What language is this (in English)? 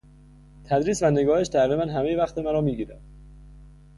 Persian